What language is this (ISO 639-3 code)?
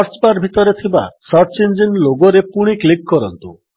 ori